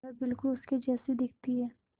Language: Hindi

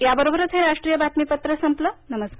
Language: Marathi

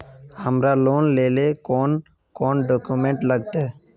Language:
Magahi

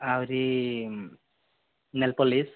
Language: Odia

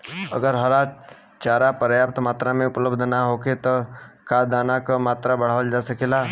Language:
Bhojpuri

